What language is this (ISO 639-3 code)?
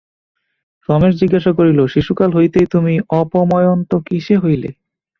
ben